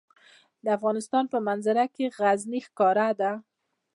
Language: Pashto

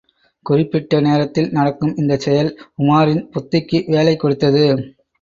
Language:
Tamil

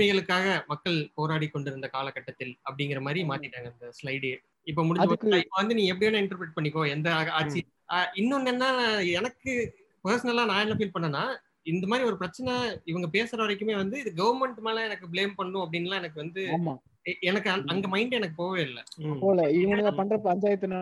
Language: Tamil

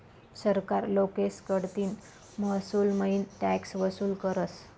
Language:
Marathi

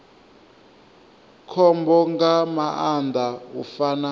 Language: Venda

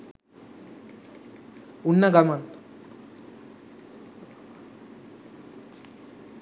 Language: Sinhala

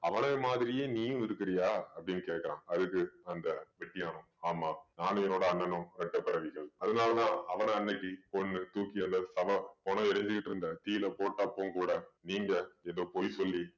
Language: Tamil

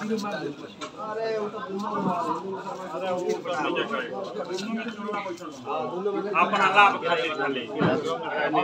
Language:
Arabic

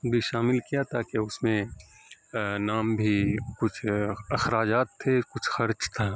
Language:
Urdu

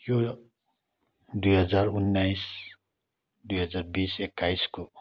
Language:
Nepali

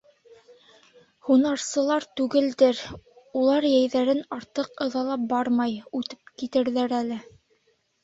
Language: Bashkir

